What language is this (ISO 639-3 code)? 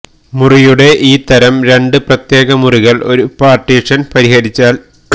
mal